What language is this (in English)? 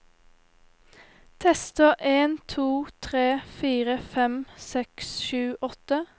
Norwegian